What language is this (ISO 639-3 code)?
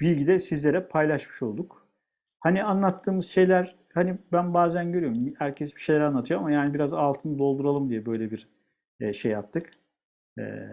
tur